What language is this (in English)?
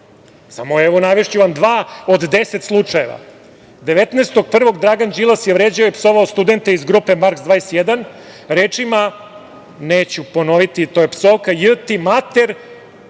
Serbian